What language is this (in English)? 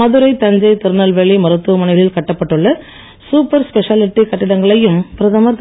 Tamil